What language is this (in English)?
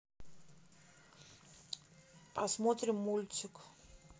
Russian